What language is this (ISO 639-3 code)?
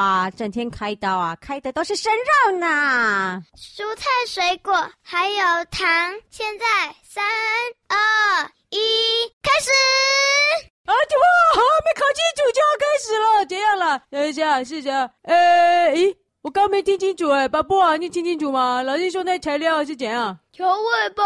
zho